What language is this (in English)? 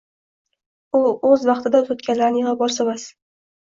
Uzbek